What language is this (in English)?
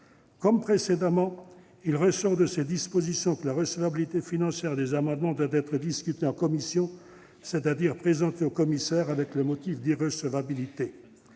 French